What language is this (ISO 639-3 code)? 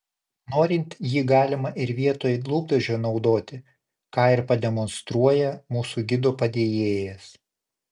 lit